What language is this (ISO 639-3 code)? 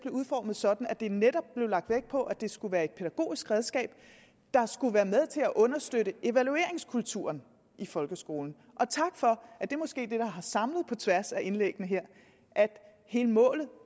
dan